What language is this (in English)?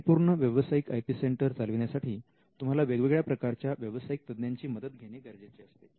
Marathi